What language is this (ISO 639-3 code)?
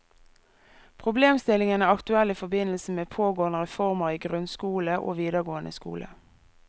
nor